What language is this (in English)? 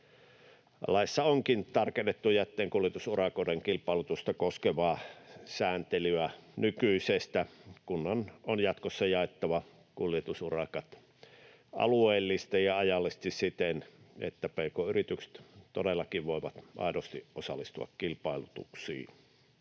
Finnish